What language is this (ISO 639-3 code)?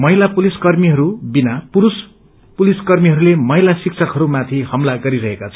nep